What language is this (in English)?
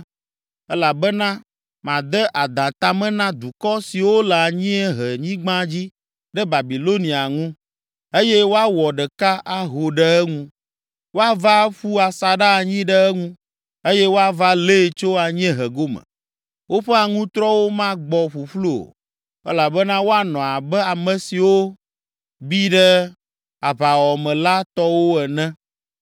Ewe